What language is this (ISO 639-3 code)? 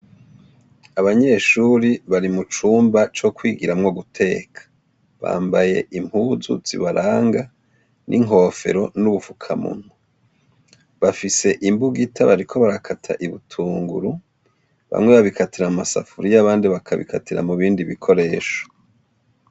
run